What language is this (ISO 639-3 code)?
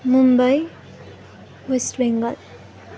nep